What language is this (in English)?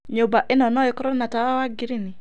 Kikuyu